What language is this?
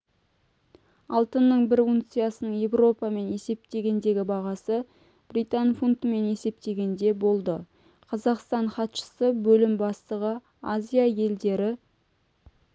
Kazakh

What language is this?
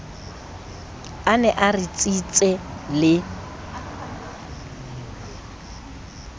Southern Sotho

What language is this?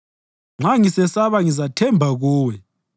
North Ndebele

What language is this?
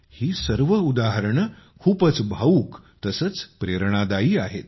Marathi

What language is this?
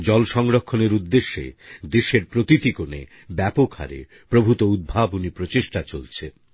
Bangla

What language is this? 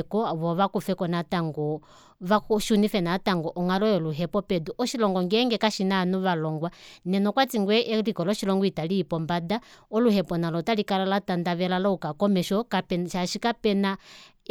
Kuanyama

